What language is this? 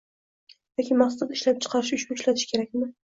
Uzbek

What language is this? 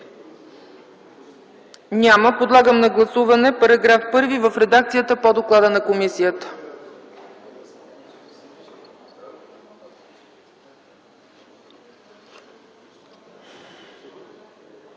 Bulgarian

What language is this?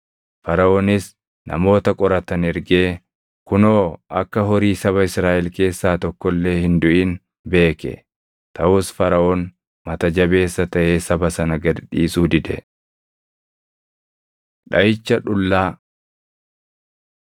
Oromo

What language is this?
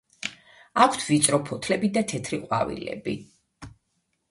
Georgian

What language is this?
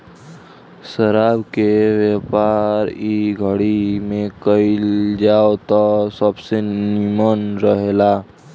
Bhojpuri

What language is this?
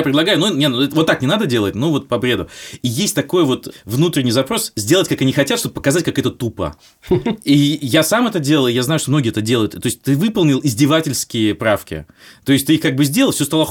Russian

